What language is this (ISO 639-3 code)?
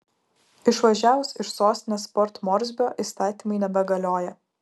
lit